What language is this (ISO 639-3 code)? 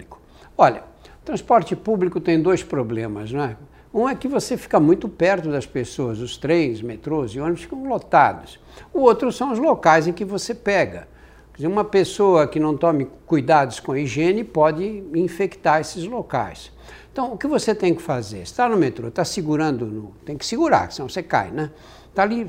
por